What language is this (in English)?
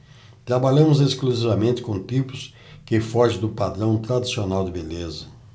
Portuguese